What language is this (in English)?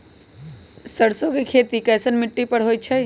Magahi